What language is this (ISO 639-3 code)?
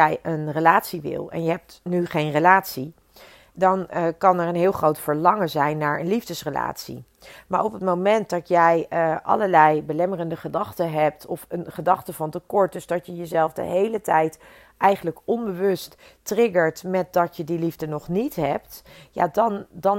nld